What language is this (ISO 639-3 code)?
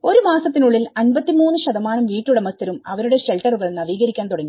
mal